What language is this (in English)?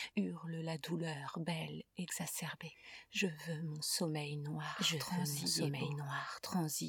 French